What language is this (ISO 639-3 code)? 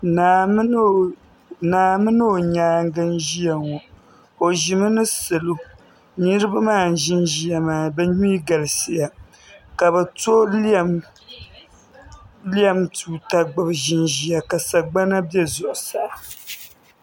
dag